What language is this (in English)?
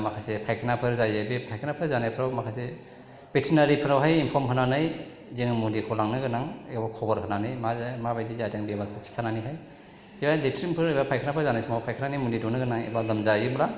Bodo